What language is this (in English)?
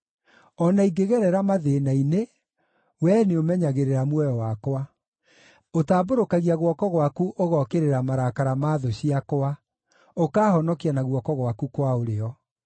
Kikuyu